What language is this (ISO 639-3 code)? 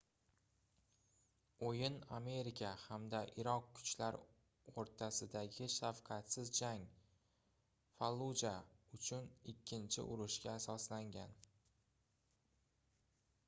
uzb